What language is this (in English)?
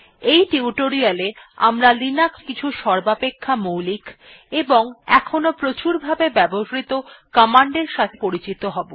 Bangla